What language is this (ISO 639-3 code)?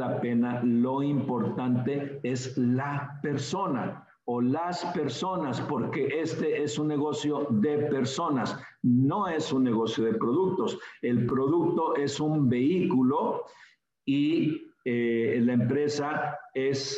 spa